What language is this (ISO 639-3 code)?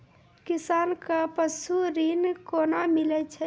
mai